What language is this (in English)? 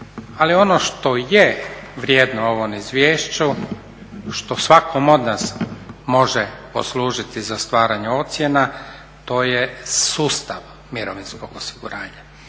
Croatian